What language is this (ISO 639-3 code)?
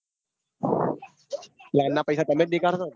guj